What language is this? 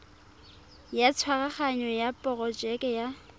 Tswana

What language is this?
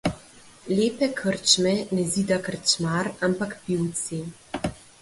Slovenian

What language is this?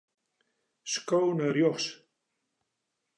Western Frisian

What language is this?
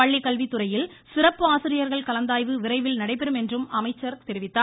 Tamil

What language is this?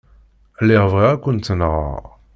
Kabyle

